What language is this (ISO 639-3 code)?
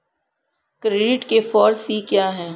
hin